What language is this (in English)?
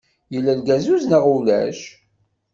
Kabyle